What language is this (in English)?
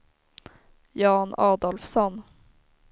Swedish